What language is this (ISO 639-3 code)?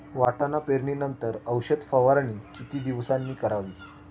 mar